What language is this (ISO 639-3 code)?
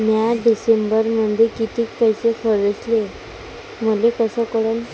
mar